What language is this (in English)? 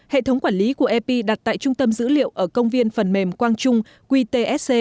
Vietnamese